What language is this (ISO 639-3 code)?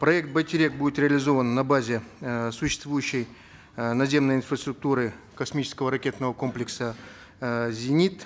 kaz